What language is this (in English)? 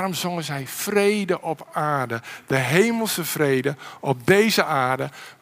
Dutch